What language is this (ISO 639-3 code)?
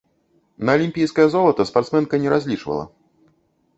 bel